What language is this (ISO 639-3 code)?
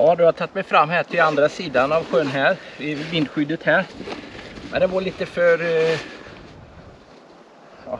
swe